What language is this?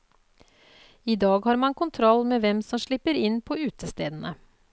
Norwegian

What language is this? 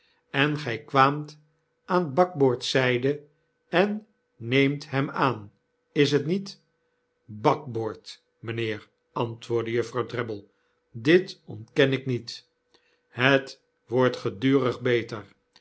Dutch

